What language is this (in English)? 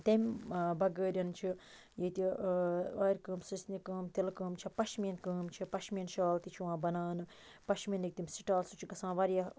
Kashmiri